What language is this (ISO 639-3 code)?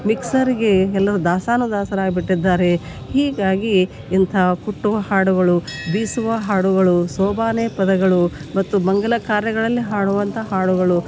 kan